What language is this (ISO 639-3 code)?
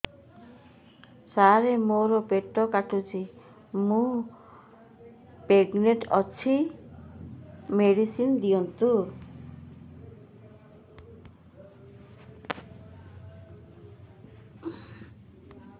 ori